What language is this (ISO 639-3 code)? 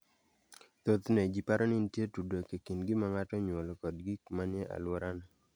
luo